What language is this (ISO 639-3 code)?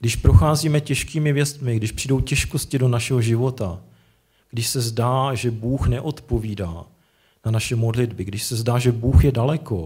ces